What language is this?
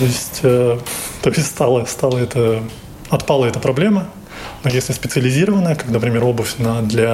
Russian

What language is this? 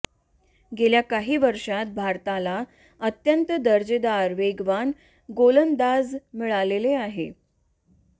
Marathi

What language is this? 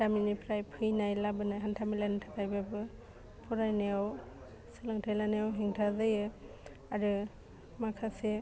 Bodo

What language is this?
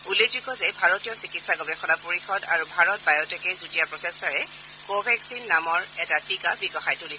Assamese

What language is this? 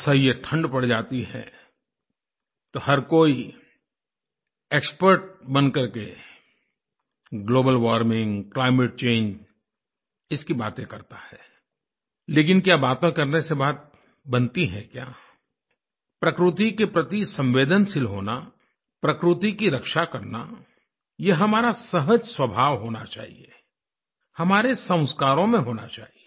Hindi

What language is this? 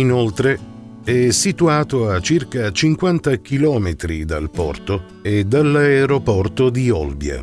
Italian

